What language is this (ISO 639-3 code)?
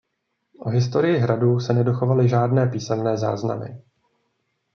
ces